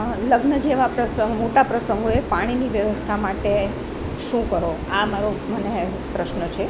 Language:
Gujarati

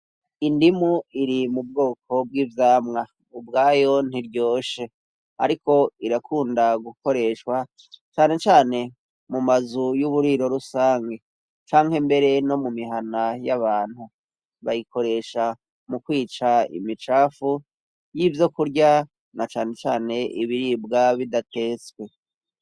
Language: Rundi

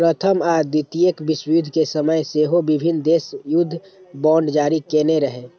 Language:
Maithili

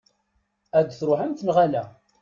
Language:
Kabyle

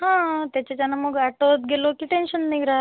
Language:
Marathi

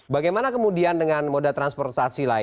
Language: Indonesian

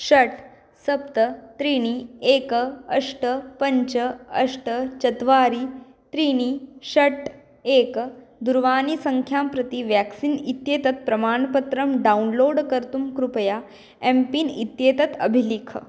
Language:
Sanskrit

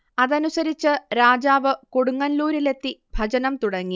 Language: Malayalam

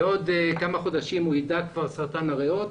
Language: Hebrew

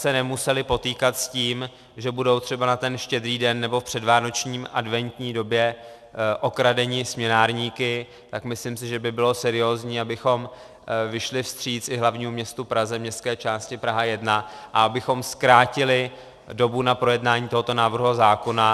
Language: Czech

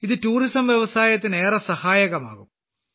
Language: Malayalam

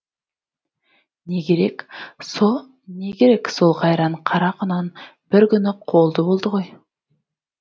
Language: Kazakh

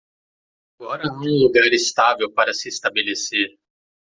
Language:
Portuguese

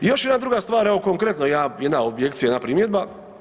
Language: Croatian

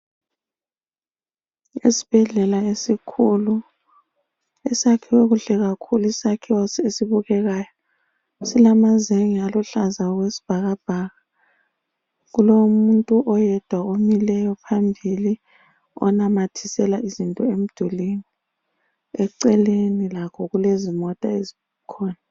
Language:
North Ndebele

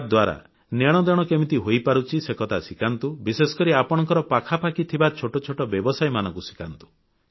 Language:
Odia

